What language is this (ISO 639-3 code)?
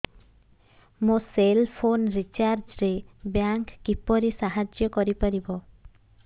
ori